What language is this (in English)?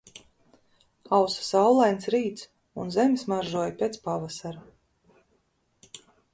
Latvian